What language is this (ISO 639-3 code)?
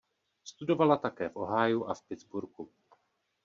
ces